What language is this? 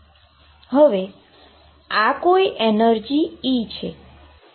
Gujarati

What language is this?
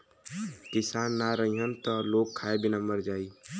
Bhojpuri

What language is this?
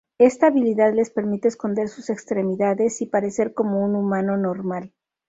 Spanish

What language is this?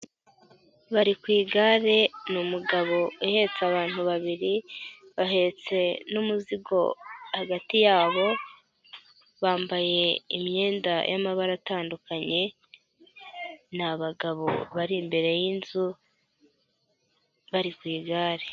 Kinyarwanda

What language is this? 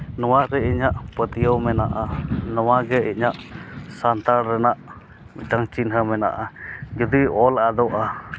Santali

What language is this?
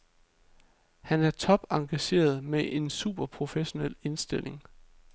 Danish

